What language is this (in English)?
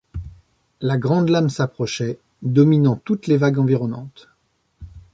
French